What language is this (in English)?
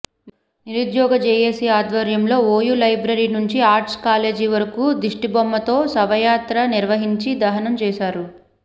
Telugu